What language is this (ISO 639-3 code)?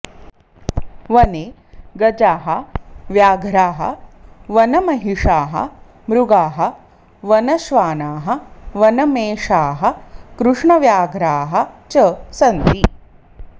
san